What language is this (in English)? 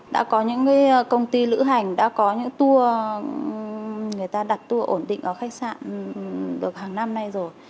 Vietnamese